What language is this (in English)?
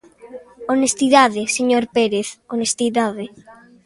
Galician